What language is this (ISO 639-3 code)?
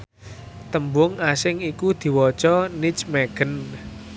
jav